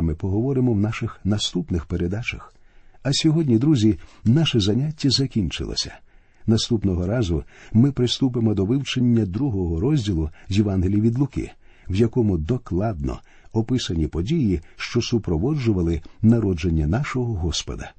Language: Ukrainian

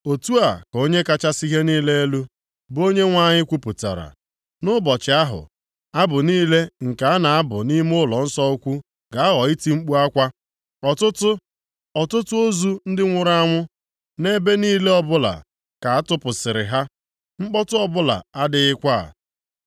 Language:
Igbo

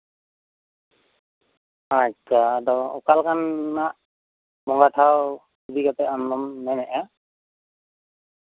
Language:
Santali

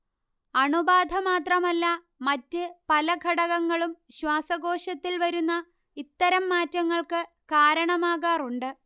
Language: Malayalam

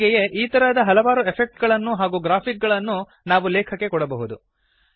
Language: Kannada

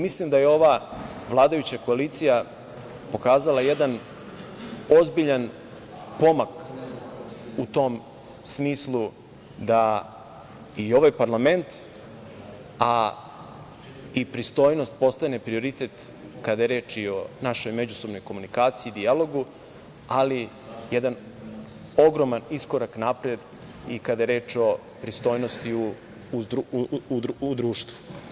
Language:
Serbian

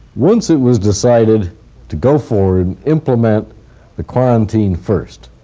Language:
English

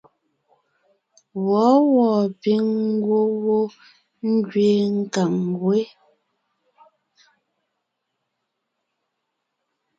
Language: Ngiemboon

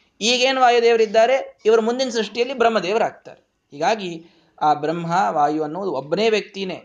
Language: Kannada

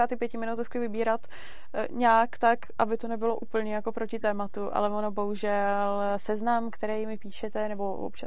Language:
Czech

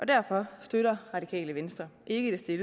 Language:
Danish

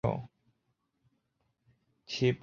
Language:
Chinese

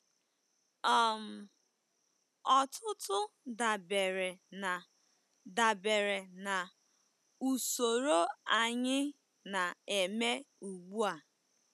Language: Igbo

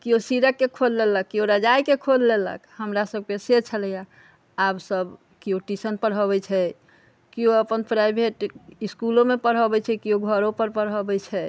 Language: Maithili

